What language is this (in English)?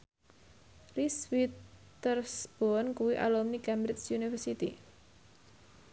Javanese